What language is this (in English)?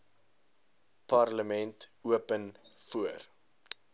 Afrikaans